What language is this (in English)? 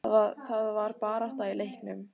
Icelandic